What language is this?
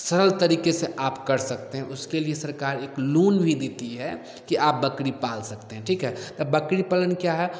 Hindi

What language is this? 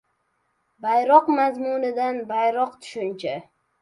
Uzbek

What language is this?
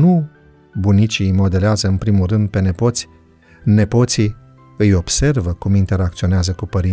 Romanian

